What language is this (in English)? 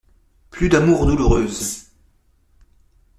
French